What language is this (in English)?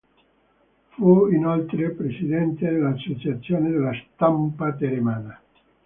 Italian